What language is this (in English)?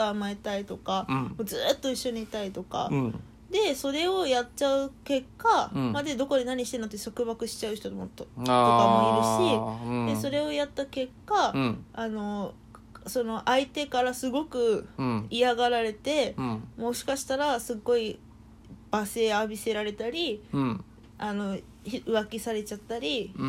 Japanese